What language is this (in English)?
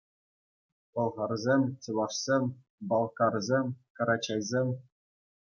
Chuvash